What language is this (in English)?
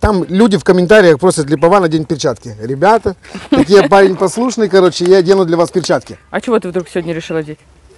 Russian